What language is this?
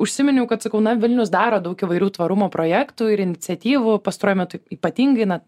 Lithuanian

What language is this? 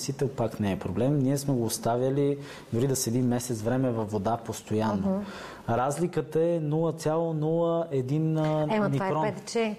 Bulgarian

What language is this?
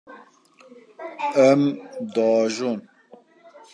Kurdish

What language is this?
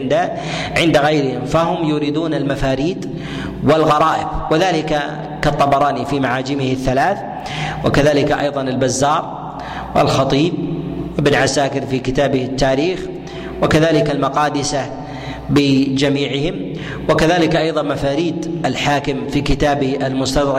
Arabic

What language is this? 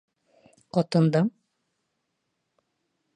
Bashkir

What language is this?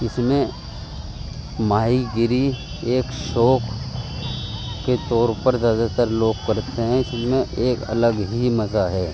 Urdu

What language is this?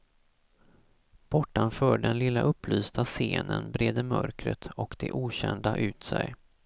Swedish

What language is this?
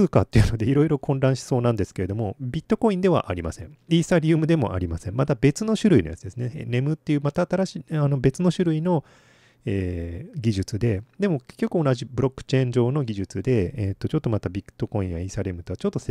Japanese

